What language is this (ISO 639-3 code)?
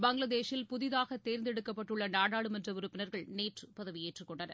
tam